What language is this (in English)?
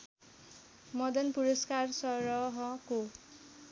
Nepali